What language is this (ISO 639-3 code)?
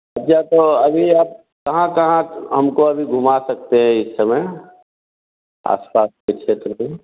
hin